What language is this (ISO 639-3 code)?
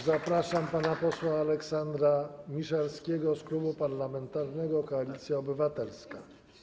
pol